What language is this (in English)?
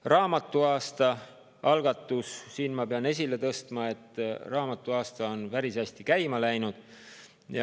Estonian